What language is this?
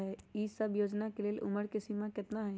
Magahi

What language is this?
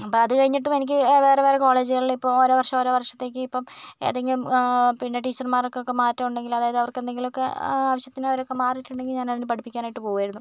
Malayalam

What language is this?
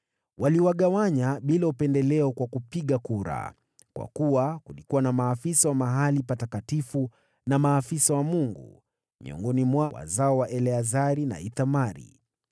Swahili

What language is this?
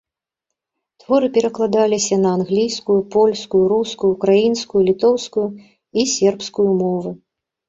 Belarusian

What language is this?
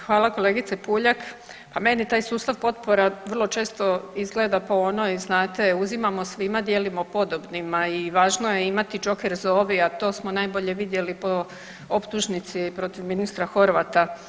Croatian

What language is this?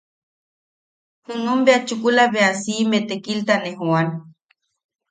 Yaqui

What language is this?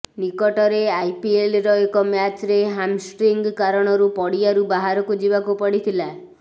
Odia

